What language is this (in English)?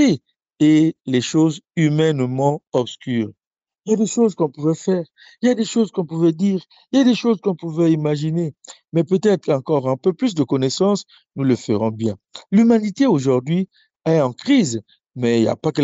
French